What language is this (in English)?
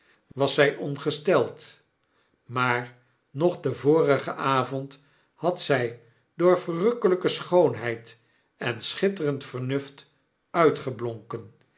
Dutch